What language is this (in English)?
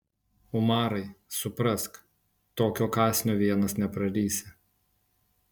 Lithuanian